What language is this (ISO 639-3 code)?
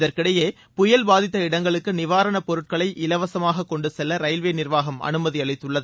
tam